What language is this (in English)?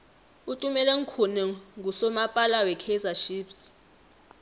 South Ndebele